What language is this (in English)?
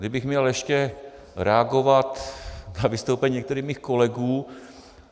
Czech